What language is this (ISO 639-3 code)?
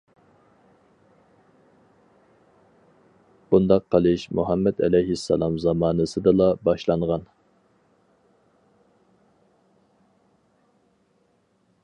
uig